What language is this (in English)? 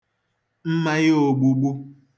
Igbo